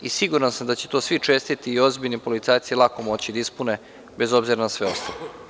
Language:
Serbian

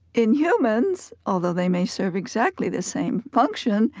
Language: English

